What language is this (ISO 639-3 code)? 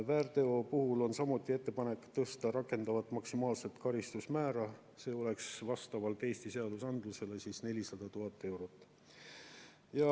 est